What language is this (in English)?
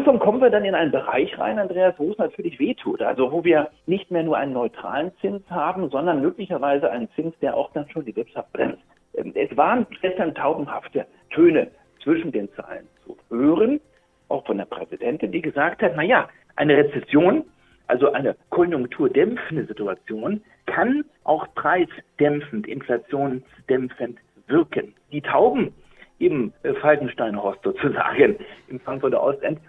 German